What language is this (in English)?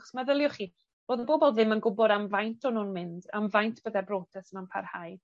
Welsh